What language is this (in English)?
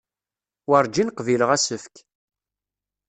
Kabyle